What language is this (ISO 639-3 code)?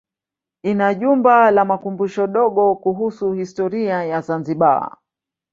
swa